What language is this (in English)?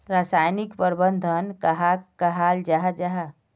Magahi